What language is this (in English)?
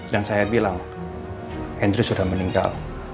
Indonesian